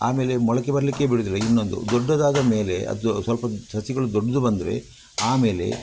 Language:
Kannada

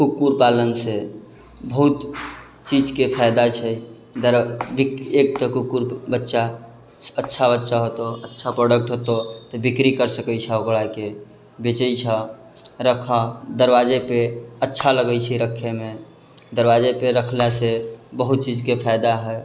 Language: Maithili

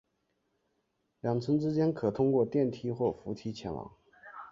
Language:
Chinese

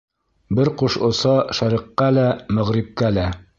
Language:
Bashkir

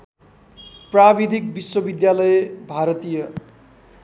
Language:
Nepali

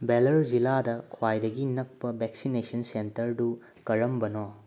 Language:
Manipuri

